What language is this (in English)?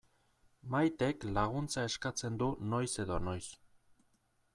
Basque